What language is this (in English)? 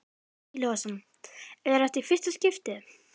Icelandic